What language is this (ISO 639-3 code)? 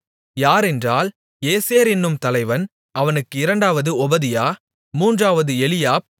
tam